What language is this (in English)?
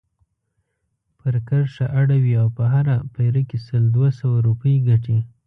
Pashto